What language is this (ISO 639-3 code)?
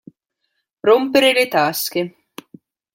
ita